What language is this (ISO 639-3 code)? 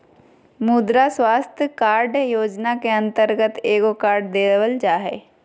mag